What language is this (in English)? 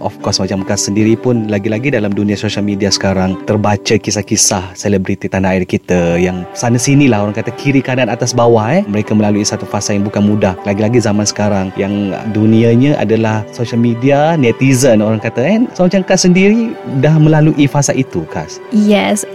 Malay